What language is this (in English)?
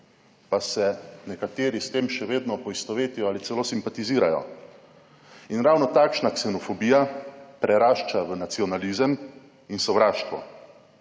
Slovenian